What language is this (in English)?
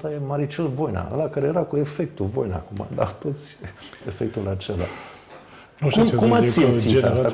Romanian